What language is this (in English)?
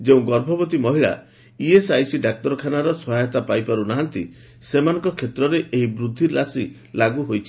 Odia